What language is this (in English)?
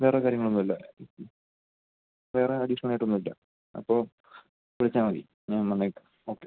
Malayalam